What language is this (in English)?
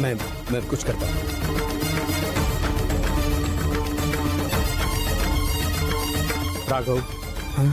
Hindi